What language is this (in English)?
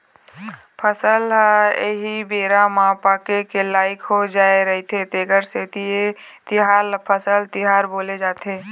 Chhattisgarhi